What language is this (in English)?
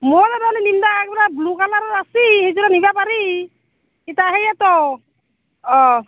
Assamese